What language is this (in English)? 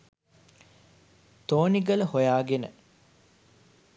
Sinhala